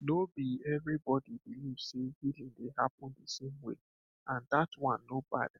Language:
Nigerian Pidgin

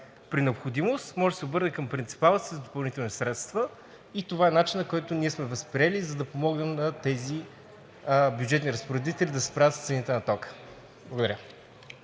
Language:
Bulgarian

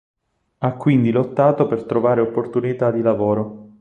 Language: Italian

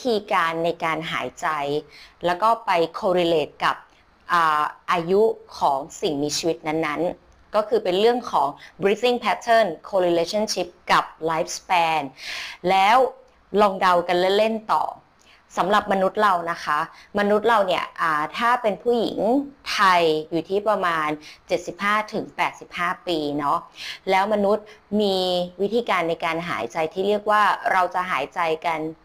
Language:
Thai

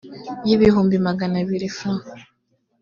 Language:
Kinyarwanda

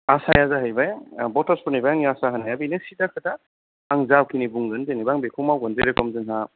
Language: Bodo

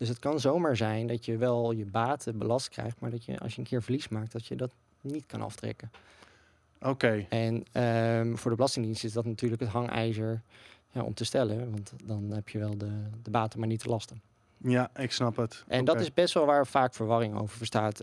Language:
Dutch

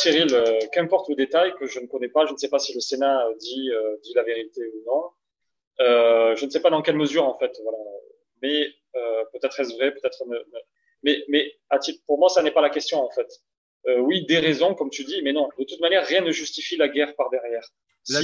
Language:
French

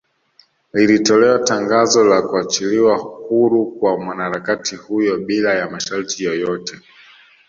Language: Swahili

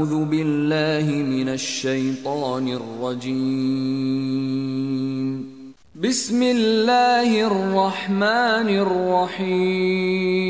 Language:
Turkish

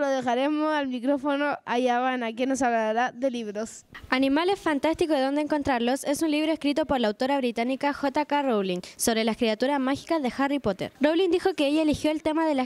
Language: Spanish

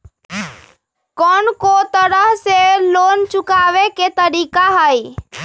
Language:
Magahi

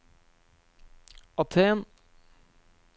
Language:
Norwegian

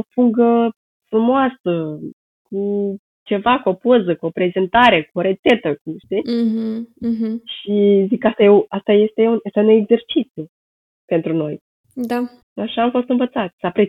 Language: Romanian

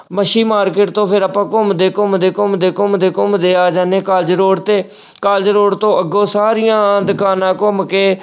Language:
Punjabi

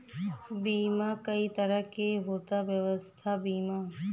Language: Bhojpuri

